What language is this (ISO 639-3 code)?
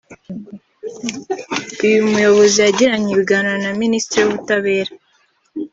kin